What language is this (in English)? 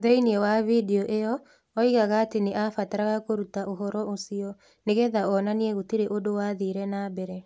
Kikuyu